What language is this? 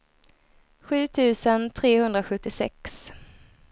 Swedish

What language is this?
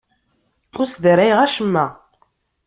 Kabyle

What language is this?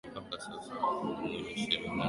Swahili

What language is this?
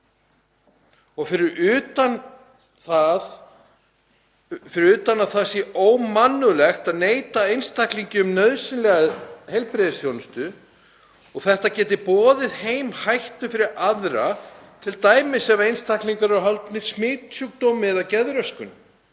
Icelandic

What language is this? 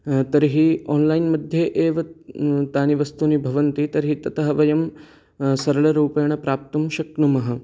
Sanskrit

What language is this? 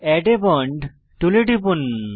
Bangla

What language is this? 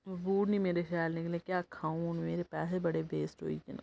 Dogri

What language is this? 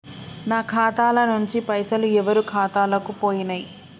Telugu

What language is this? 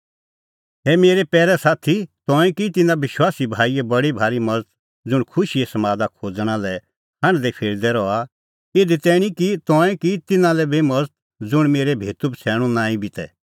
Kullu Pahari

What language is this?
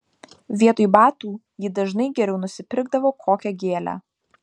Lithuanian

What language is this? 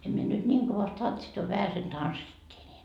Finnish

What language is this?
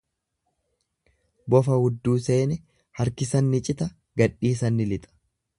Oromo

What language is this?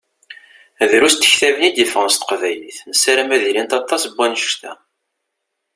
Kabyle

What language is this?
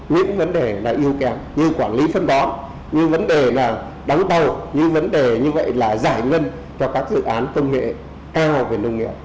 Vietnamese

